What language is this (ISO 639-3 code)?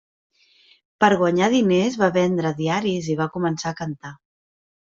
cat